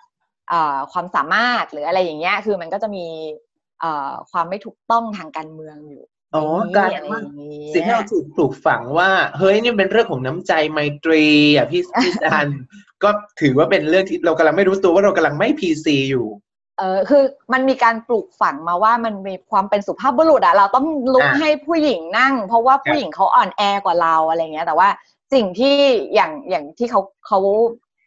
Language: Thai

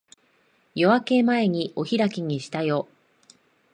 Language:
Japanese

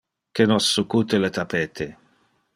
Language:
Interlingua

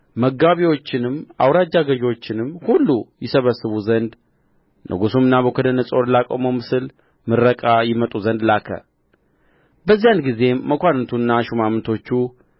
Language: Amharic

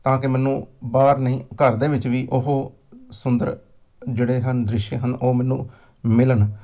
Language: Punjabi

